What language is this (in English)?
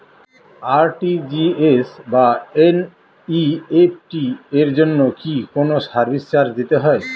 Bangla